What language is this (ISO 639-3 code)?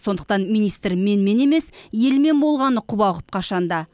kaz